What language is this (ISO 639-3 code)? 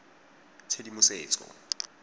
tsn